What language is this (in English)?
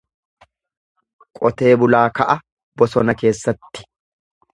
Oromo